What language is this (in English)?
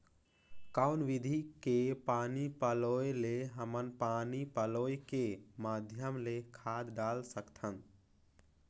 Chhattisgarhi